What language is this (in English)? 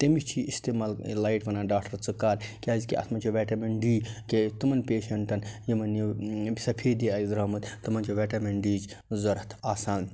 Kashmiri